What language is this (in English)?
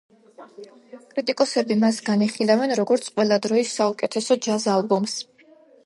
Georgian